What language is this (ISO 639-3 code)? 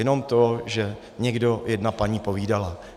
ces